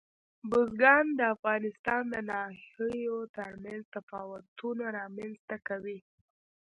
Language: Pashto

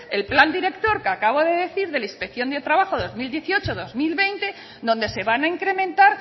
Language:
Spanish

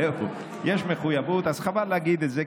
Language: Hebrew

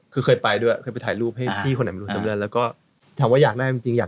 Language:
Thai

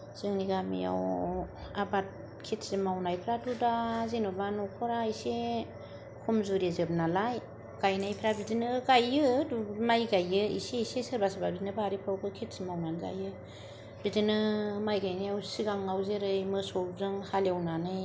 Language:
Bodo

